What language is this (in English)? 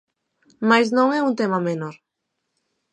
Galician